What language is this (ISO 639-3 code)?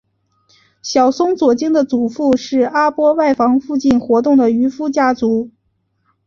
zho